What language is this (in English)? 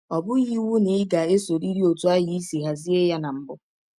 Igbo